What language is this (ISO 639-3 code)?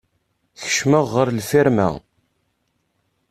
kab